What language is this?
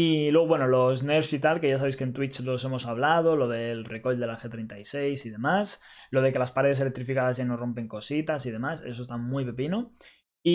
Spanish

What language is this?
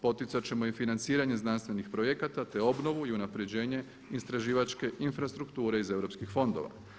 Croatian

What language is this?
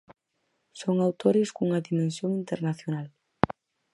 Galician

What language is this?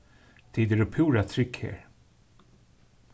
Faroese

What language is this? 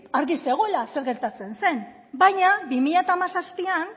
Basque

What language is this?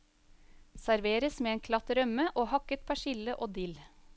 Norwegian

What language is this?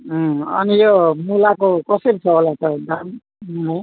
Nepali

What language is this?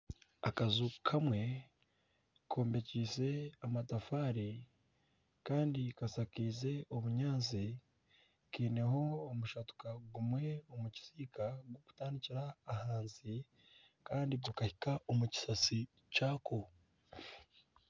Nyankole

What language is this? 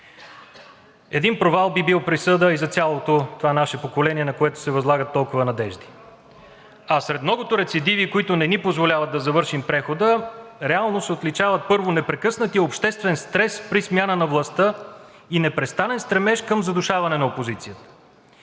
Bulgarian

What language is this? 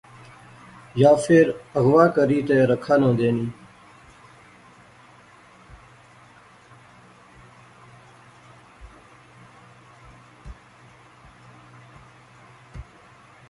Pahari-Potwari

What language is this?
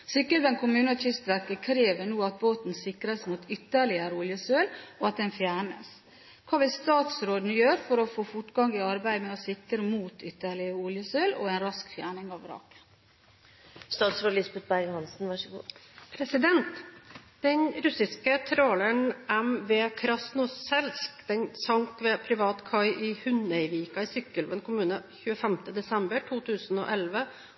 Norwegian Bokmål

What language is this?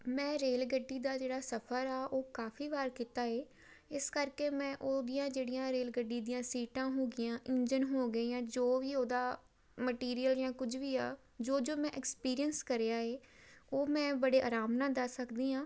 Punjabi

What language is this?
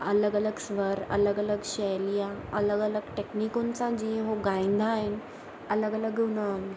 Sindhi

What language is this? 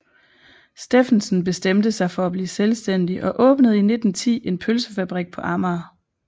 Danish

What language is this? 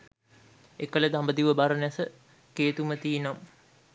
Sinhala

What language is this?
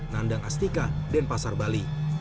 Indonesian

